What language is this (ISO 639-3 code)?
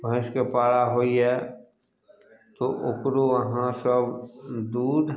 mai